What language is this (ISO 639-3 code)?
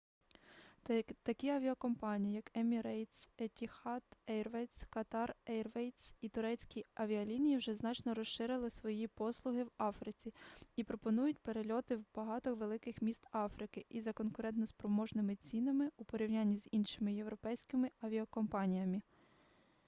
ukr